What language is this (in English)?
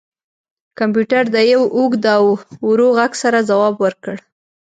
Pashto